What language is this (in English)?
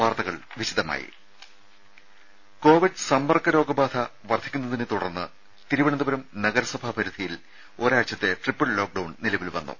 Malayalam